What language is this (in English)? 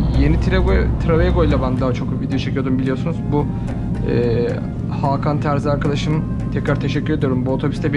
Turkish